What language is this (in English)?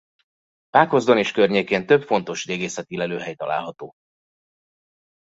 Hungarian